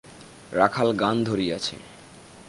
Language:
Bangla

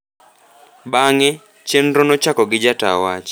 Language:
Luo (Kenya and Tanzania)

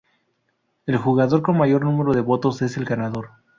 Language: Spanish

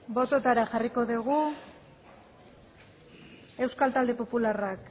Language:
Basque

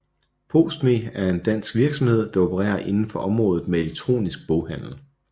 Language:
Danish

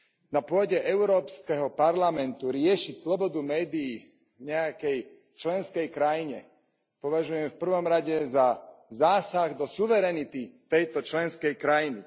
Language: Slovak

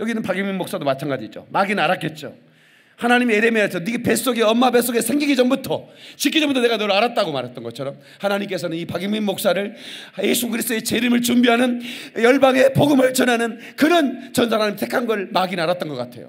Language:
Korean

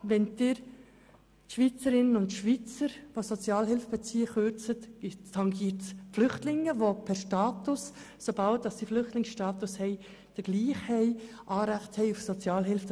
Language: Swiss German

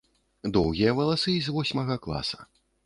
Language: Belarusian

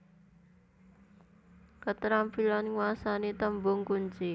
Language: Javanese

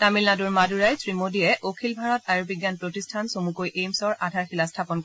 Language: Assamese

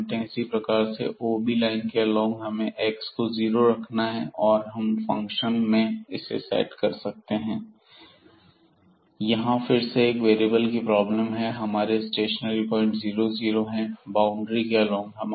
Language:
Hindi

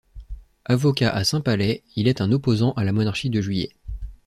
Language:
French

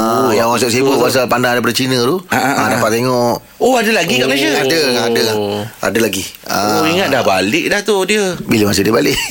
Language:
Malay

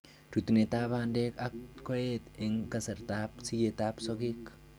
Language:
Kalenjin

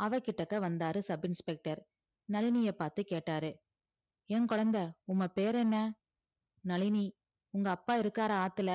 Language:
Tamil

